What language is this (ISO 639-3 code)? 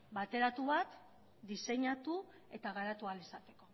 eus